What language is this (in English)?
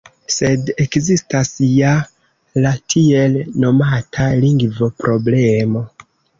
Esperanto